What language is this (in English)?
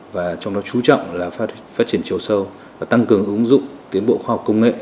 Vietnamese